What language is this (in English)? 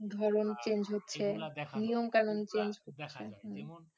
Bangla